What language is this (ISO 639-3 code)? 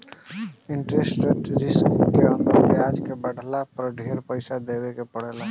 bho